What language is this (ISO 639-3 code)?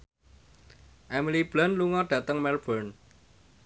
jav